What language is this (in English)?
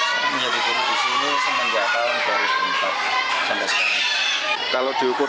Indonesian